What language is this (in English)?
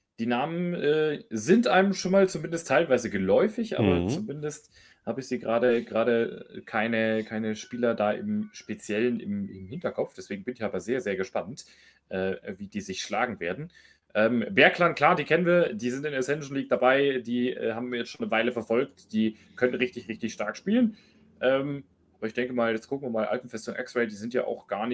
German